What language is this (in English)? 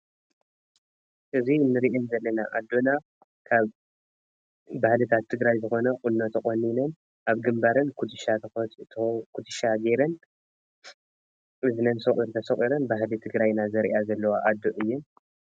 Tigrinya